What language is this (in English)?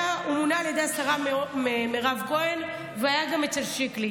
Hebrew